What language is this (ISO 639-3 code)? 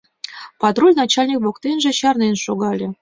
chm